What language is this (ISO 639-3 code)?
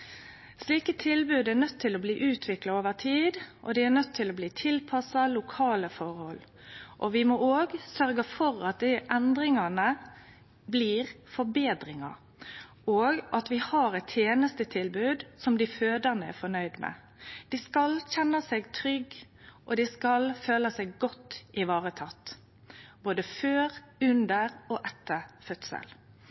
nno